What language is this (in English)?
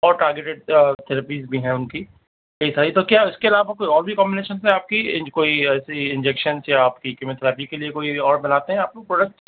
Urdu